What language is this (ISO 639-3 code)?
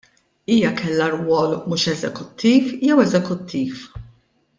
mlt